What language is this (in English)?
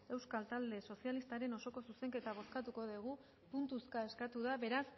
Basque